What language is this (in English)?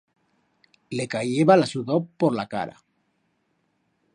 Aragonese